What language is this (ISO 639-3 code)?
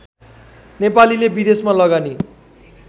nep